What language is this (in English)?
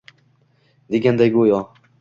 Uzbek